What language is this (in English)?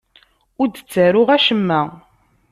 Kabyle